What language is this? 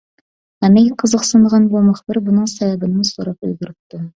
Uyghur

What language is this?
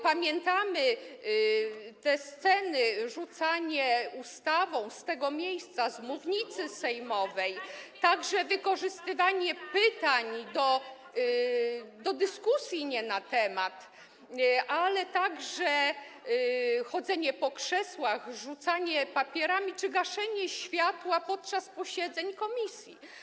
Polish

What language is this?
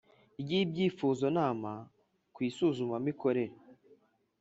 Kinyarwanda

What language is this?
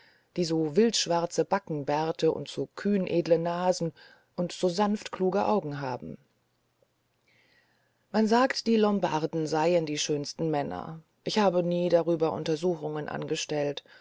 German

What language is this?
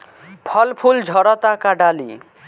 Bhojpuri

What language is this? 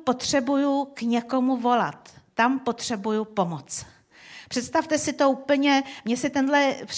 Czech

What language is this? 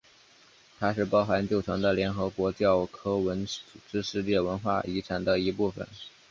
Chinese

